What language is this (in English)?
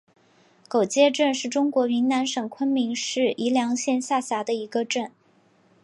Chinese